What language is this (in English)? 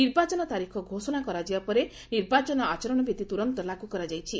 Odia